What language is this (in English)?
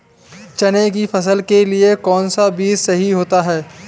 Hindi